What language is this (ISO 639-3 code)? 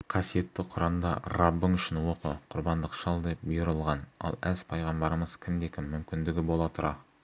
kaz